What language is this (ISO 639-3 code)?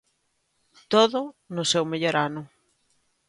glg